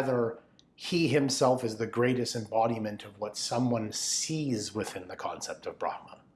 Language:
English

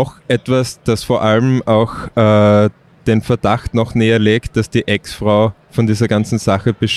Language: German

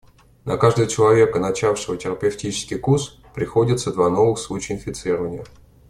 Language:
Russian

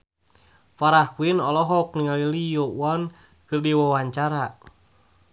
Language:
Sundanese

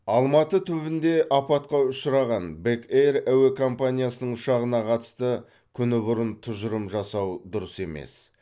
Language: Kazakh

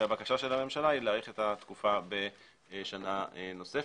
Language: Hebrew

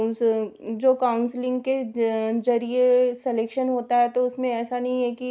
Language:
Hindi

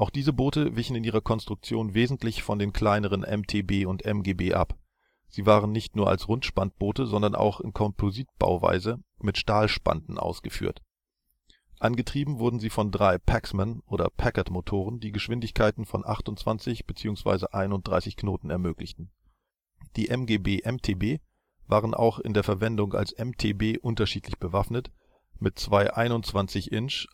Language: German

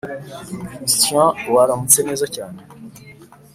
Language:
Kinyarwanda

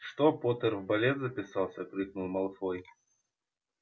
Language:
Russian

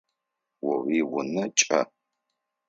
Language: Adyghe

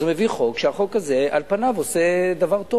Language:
Hebrew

